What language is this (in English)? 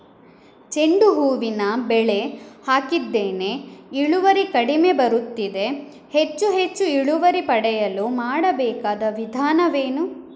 Kannada